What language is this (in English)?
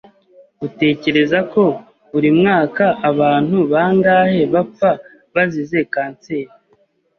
Kinyarwanda